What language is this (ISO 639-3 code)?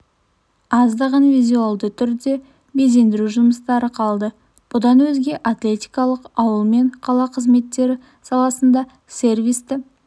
kaz